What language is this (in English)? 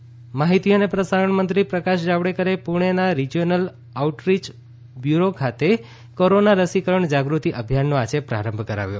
Gujarati